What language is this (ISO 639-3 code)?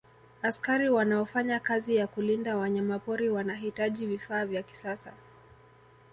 swa